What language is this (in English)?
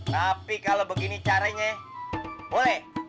Indonesian